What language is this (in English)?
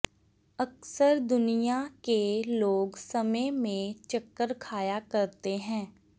Punjabi